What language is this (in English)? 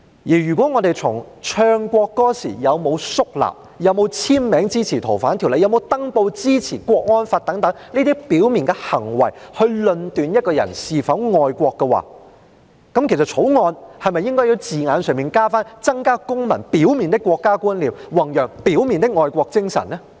Cantonese